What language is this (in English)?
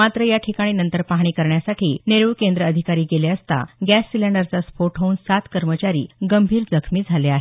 Marathi